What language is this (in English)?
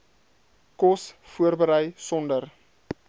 Afrikaans